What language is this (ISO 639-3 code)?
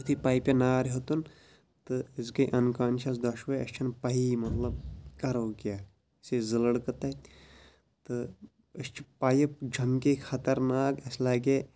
kas